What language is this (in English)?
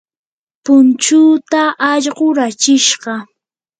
Yanahuanca Pasco Quechua